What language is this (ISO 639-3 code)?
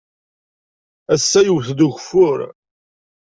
kab